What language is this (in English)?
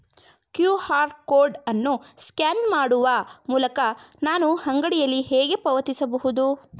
Kannada